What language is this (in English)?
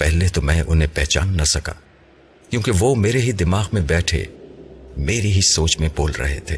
Urdu